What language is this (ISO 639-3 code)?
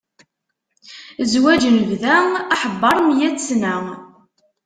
kab